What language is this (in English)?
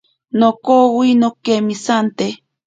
Ashéninka Perené